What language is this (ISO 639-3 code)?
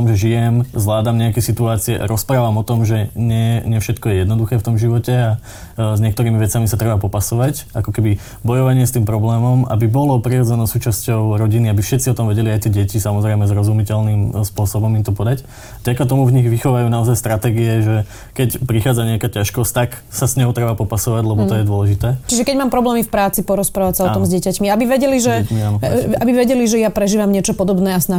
slk